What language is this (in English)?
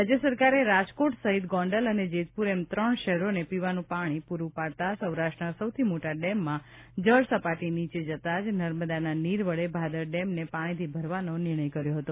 Gujarati